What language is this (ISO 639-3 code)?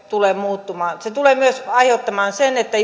fin